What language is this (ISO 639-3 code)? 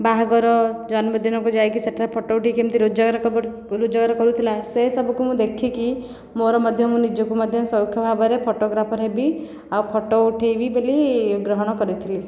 ori